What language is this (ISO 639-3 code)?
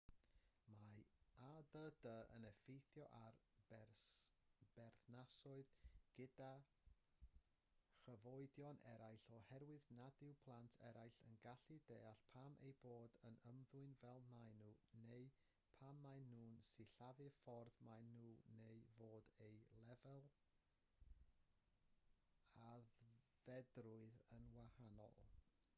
cym